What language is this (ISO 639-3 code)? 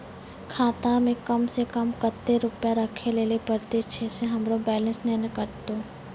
mai